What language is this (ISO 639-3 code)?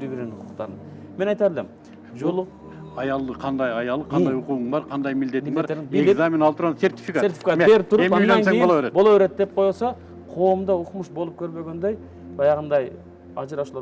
nld